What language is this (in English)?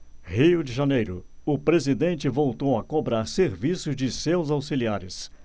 Portuguese